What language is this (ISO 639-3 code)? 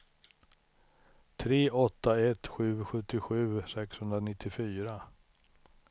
swe